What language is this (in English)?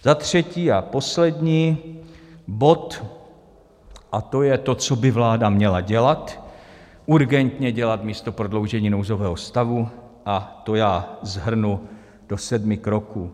Czech